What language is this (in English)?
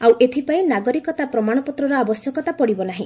Odia